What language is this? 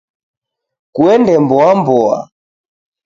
Taita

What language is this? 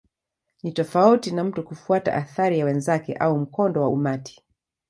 Swahili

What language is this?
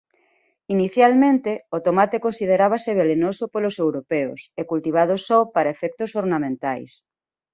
Galician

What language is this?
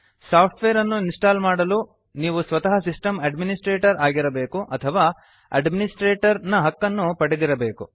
Kannada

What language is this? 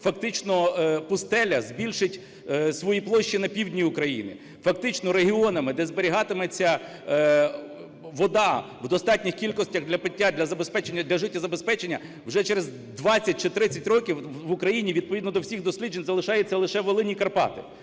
Ukrainian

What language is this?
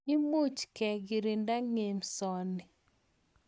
Kalenjin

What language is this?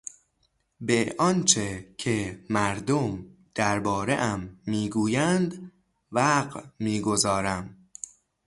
Persian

